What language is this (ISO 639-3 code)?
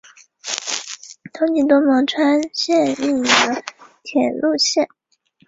zho